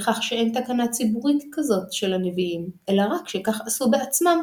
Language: Hebrew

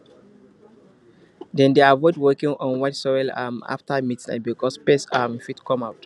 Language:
Nigerian Pidgin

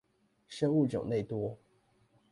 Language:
Chinese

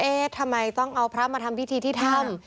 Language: Thai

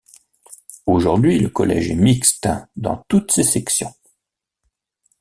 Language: French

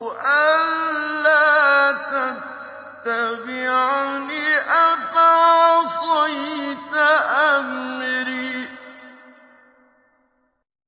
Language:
Arabic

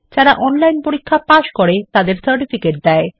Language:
Bangla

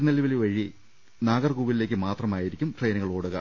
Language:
Malayalam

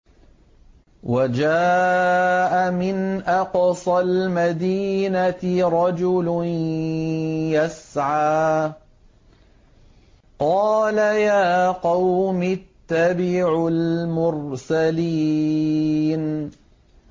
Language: Arabic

